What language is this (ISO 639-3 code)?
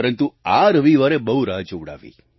guj